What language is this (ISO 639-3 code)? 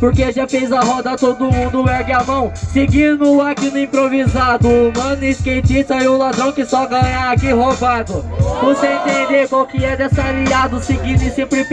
por